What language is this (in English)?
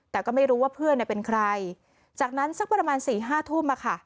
Thai